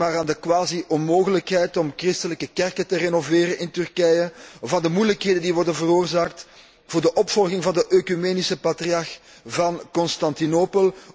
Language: Dutch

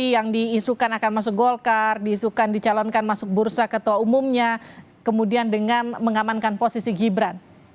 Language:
Indonesian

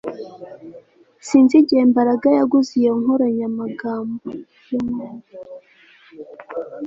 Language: Kinyarwanda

